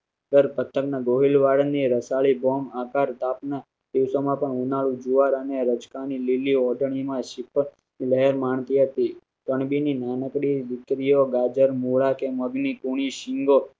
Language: Gujarati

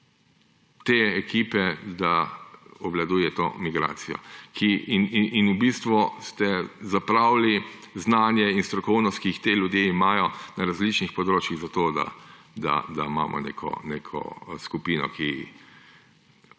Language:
Slovenian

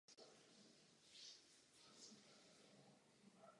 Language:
Czech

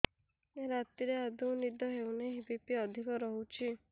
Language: Odia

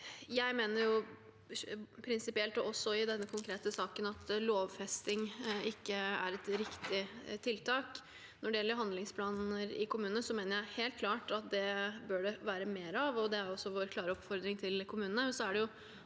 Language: Norwegian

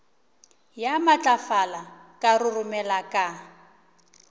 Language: Northern Sotho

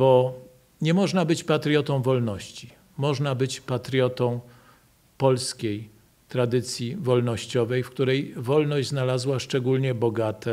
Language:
Polish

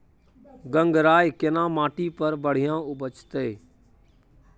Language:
Maithili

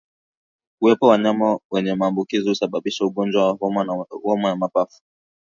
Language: Swahili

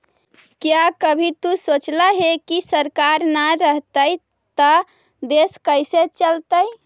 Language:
Magahi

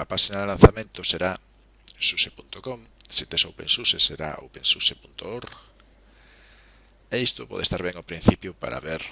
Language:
Spanish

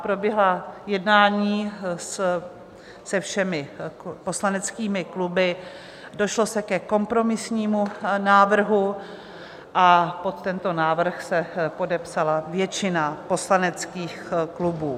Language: Czech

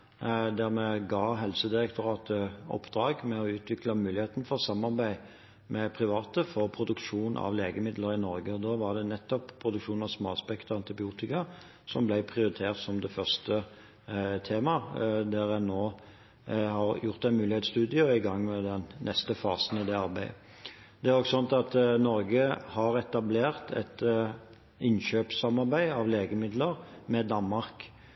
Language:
Norwegian Bokmål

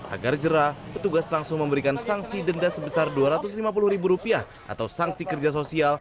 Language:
Indonesian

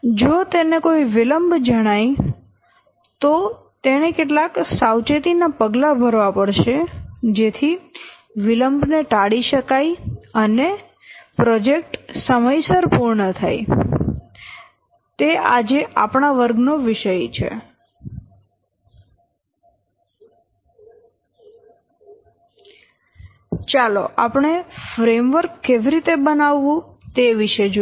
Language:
Gujarati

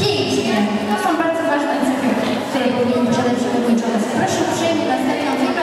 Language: Polish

